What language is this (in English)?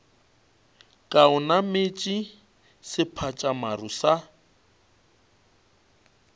Northern Sotho